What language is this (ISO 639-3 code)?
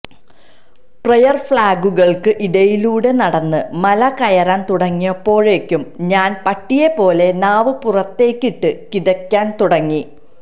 mal